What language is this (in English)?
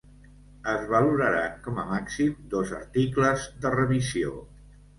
Catalan